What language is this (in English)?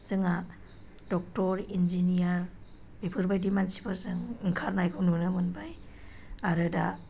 Bodo